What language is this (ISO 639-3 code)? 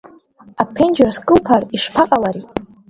abk